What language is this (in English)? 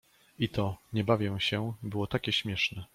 Polish